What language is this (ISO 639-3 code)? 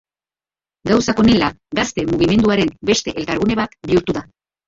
eus